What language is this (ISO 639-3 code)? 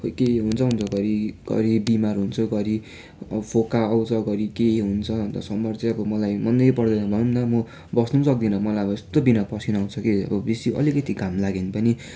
nep